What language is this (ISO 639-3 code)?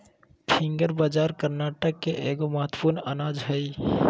mag